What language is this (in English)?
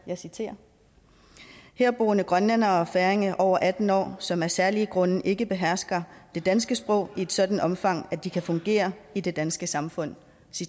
Danish